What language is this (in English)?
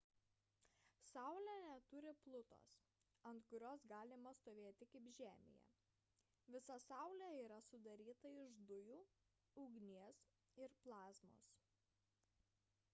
Lithuanian